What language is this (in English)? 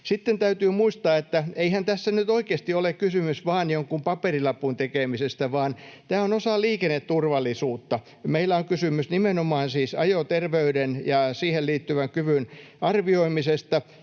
Finnish